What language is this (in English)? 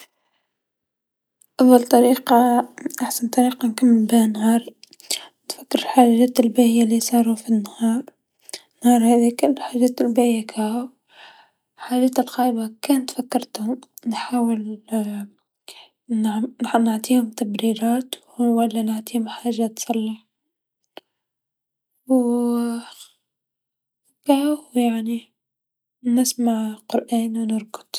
Tunisian Arabic